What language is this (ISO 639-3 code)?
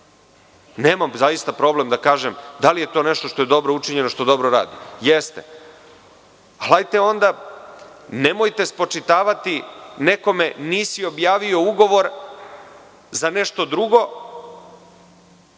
srp